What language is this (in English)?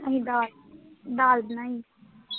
Punjabi